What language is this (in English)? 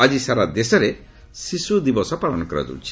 Odia